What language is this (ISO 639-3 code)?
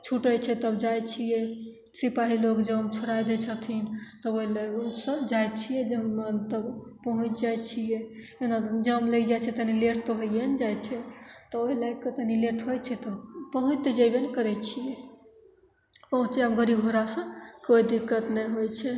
mai